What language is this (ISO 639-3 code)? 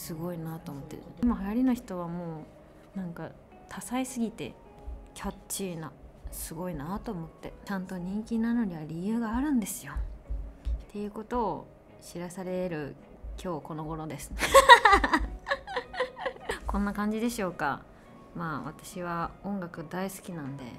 jpn